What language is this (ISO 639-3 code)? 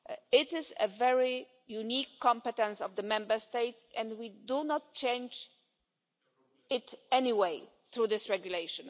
eng